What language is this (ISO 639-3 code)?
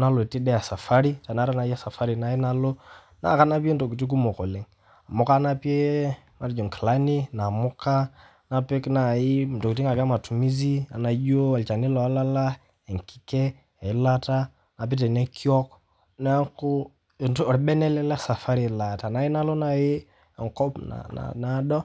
mas